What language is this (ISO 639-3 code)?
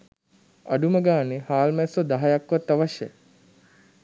sin